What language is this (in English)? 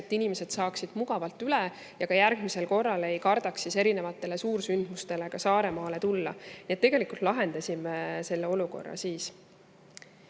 Estonian